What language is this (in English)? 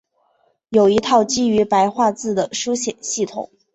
Chinese